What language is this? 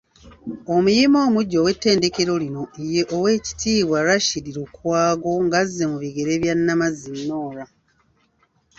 Ganda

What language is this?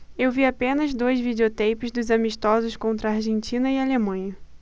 Portuguese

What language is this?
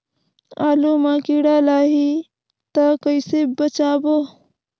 Chhattisgarhi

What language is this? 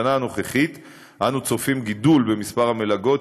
Hebrew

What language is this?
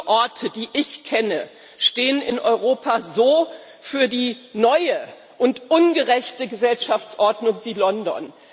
German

